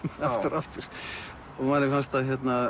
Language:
Icelandic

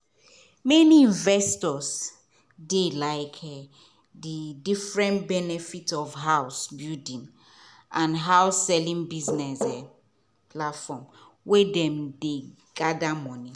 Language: Nigerian Pidgin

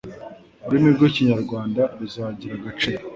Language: Kinyarwanda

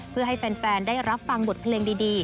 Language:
Thai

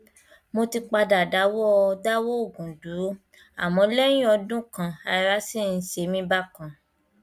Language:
Yoruba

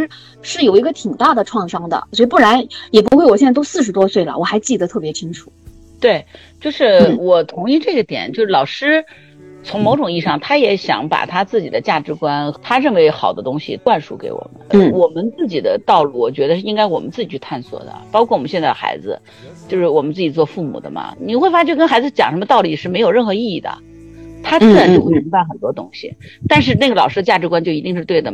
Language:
Chinese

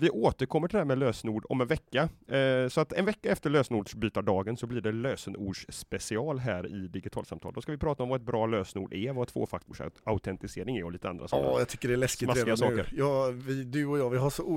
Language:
Swedish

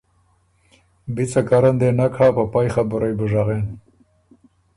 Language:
Ormuri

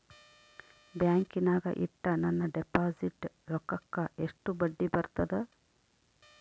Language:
Kannada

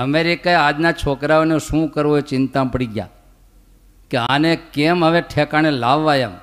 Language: Gujarati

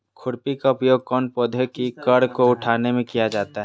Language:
Magahi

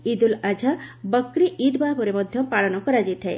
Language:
Odia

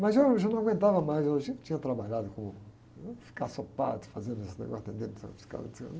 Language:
Portuguese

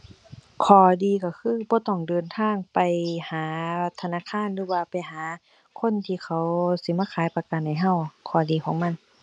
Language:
Thai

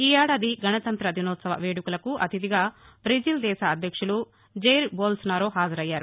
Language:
Telugu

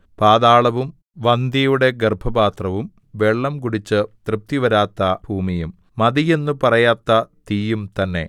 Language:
Malayalam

